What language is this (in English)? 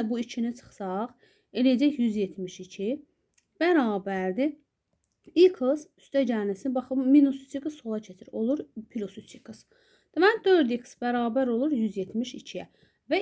Turkish